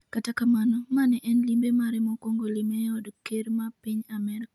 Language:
Luo (Kenya and Tanzania)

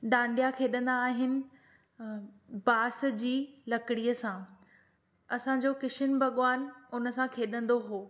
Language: Sindhi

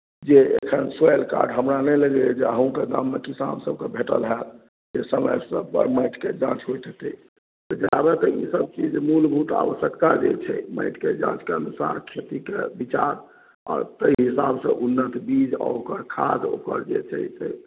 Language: Maithili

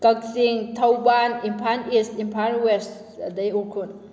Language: Manipuri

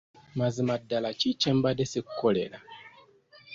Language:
Ganda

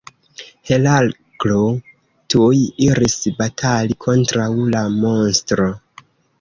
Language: Esperanto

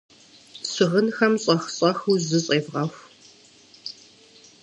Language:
Kabardian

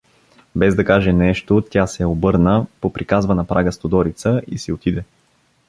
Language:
Bulgarian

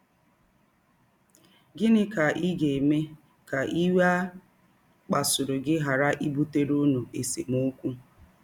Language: Igbo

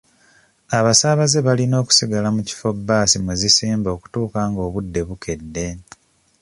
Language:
Ganda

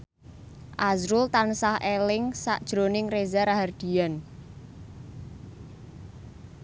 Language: Javanese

